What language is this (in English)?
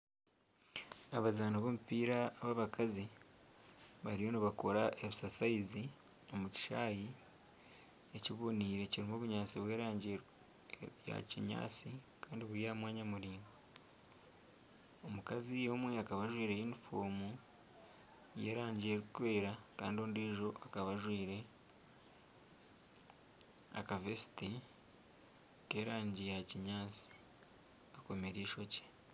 Nyankole